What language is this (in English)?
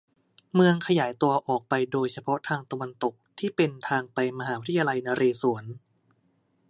Thai